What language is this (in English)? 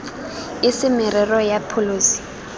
Tswana